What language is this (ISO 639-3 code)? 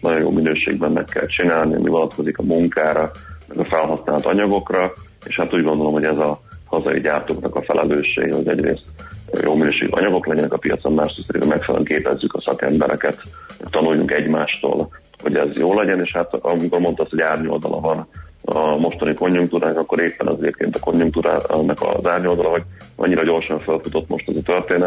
hun